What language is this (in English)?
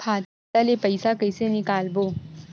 Chhattisgarhi